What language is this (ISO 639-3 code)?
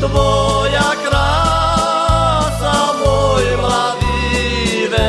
slk